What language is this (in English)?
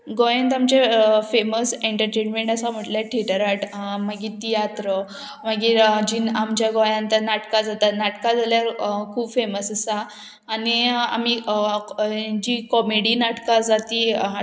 Konkani